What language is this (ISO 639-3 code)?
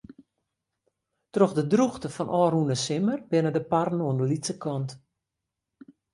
fry